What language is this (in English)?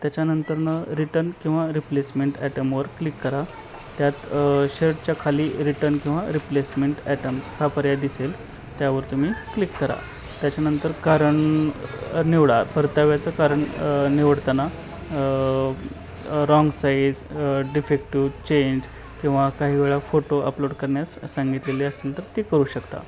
Marathi